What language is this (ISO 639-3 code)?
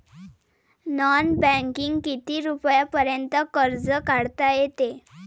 mar